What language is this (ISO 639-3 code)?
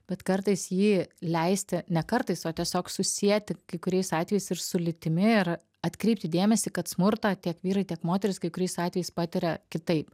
lit